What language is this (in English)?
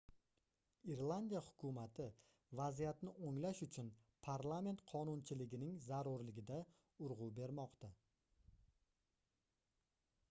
Uzbek